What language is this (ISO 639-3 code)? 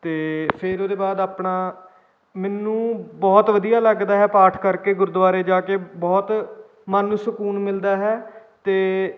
pan